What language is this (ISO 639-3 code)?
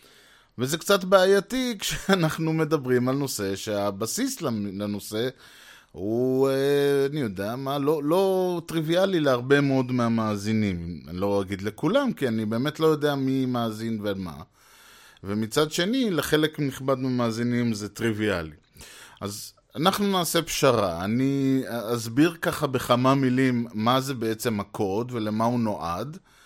heb